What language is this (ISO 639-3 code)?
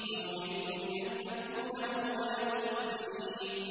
ara